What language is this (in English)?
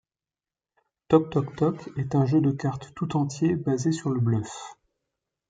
French